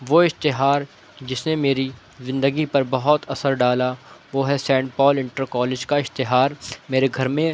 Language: Urdu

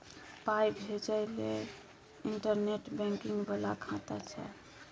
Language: Maithili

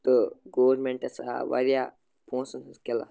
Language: Kashmiri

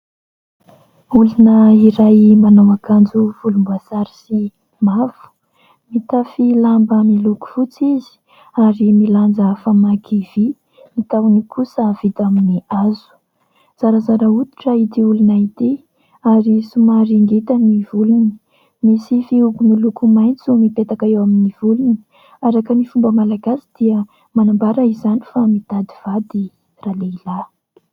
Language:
Malagasy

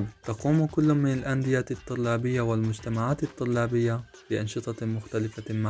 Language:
Arabic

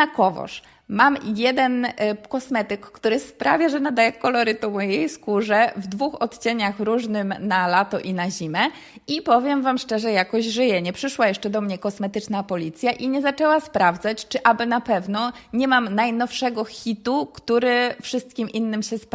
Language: Polish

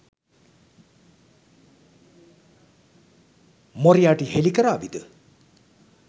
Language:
Sinhala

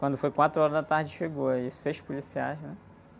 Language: Portuguese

